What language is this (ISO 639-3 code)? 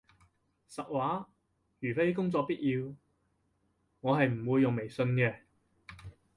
yue